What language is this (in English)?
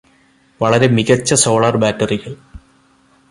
Malayalam